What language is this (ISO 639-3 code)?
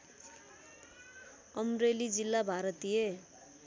nep